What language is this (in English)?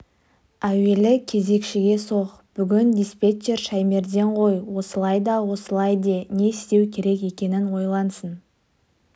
Kazakh